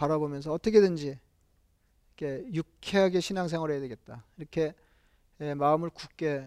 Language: Korean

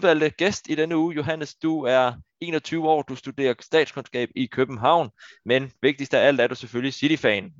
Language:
Danish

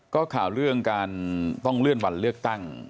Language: Thai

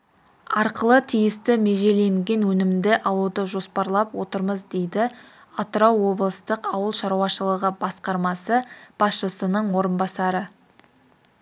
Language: Kazakh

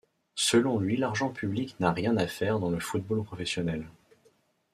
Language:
French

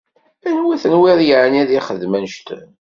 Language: Kabyle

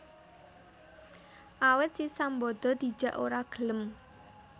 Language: Javanese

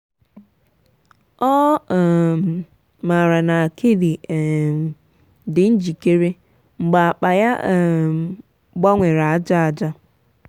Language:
Igbo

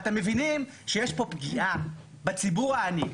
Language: Hebrew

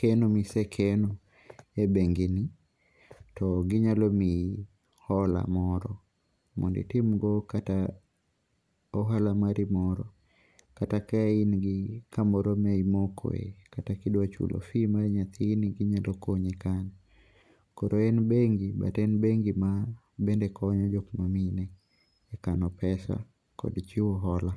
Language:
Luo (Kenya and Tanzania)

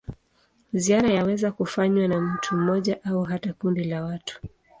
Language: Swahili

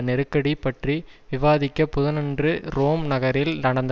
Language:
Tamil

